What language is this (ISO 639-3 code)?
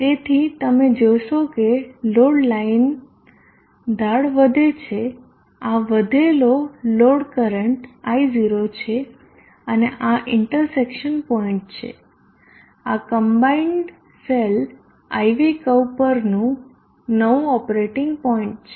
guj